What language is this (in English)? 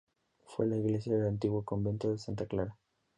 Spanish